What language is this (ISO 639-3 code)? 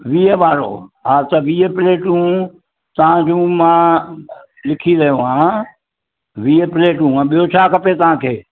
snd